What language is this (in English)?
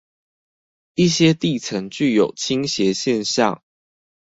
Chinese